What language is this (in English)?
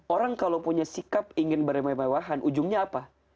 Indonesian